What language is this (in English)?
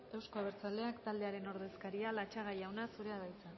Basque